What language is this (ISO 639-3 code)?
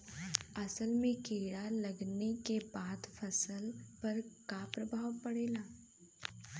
bho